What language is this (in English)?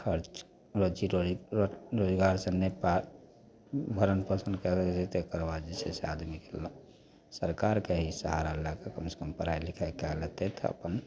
Maithili